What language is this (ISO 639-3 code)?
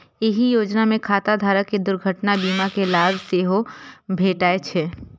mai